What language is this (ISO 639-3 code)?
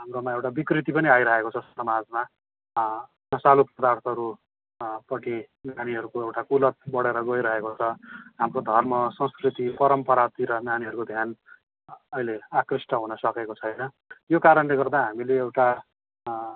nep